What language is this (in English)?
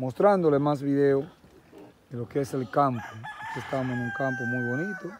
Spanish